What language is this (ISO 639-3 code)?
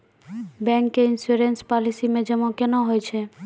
mai